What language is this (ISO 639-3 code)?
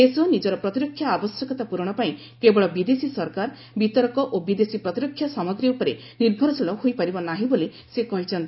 ori